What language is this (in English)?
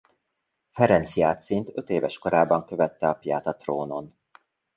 Hungarian